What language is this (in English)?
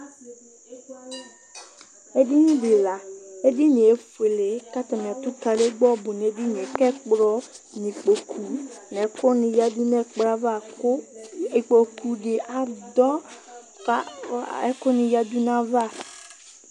Ikposo